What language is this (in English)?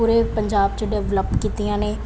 Punjabi